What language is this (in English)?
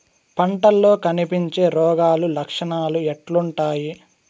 Telugu